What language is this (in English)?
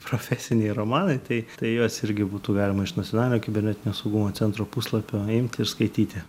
Lithuanian